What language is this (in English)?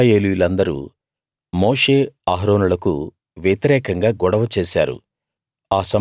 Telugu